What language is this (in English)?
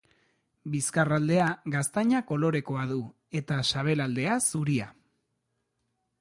Basque